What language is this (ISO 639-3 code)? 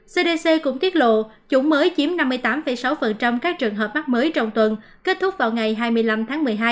vie